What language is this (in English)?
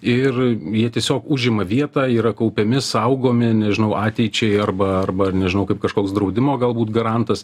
Lithuanian